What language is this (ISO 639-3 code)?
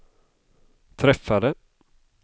swe